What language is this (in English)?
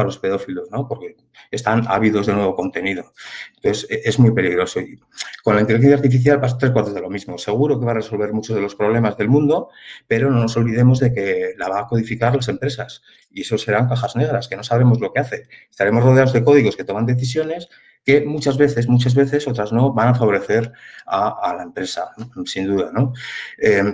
Spanish